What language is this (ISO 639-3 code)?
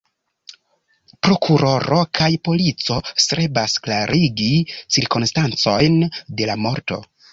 epo